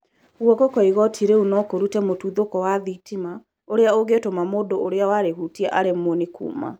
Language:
Kikuyu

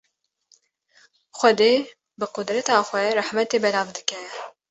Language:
Kurdish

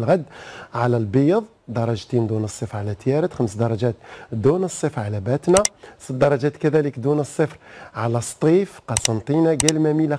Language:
Arabic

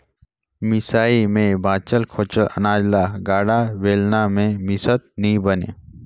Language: Chhattisgarhi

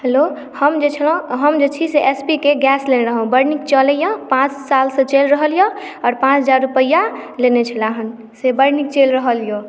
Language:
Maithili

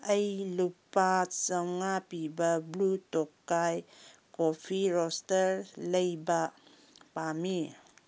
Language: Manipuri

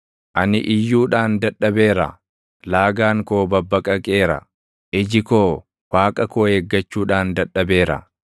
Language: Oromo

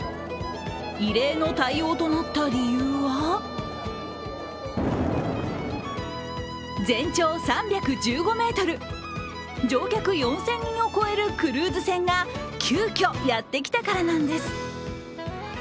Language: Japanese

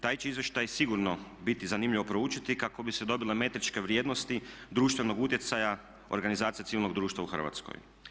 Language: Croatian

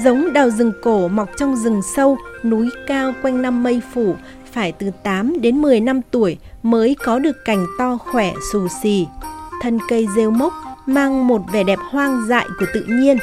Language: Vietnamese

